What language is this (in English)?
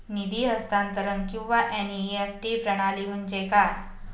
Marathi